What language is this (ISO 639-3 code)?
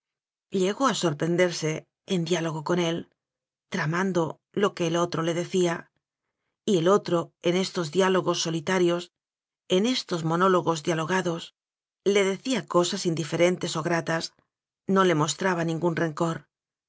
spa